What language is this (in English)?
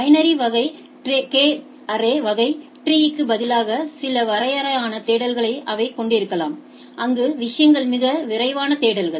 Tamil